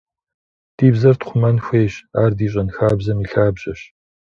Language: Kabardian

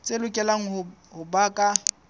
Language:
Southern Sotho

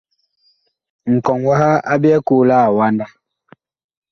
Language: Bakoko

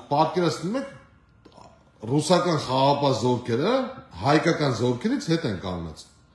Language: Turkish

